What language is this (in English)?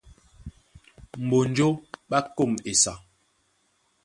Duala